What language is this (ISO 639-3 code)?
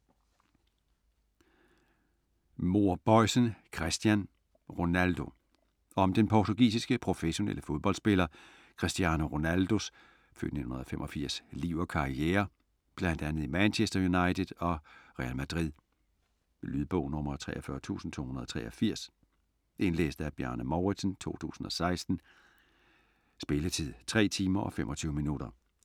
dan